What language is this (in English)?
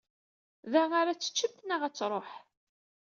Kabyle